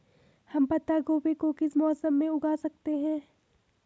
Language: Hindi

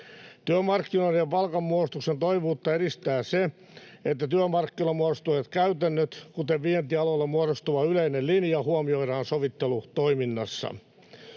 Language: Finnish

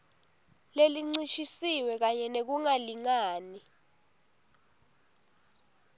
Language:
Swati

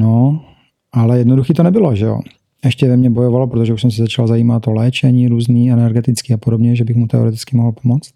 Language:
Czech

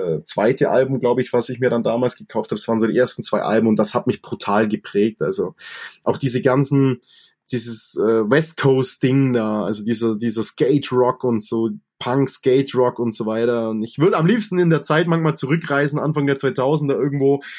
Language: German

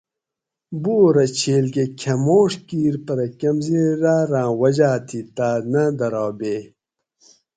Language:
Gawri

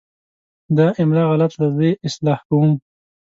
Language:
Pashto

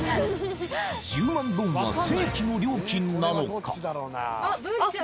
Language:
Japanese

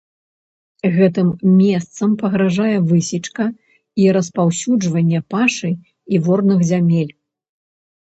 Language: Belarusian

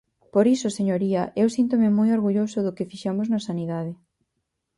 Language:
Galician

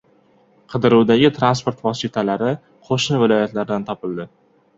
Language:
Uzbek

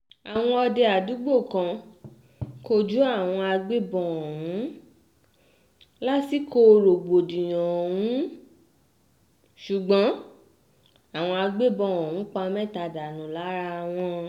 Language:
Yoruba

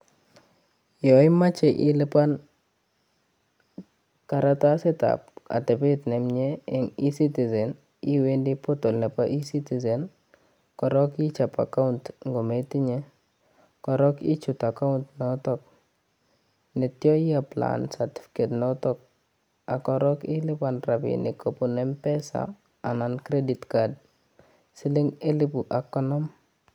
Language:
Kalenjin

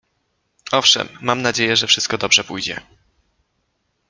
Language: Polish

